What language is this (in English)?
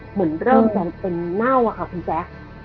Thai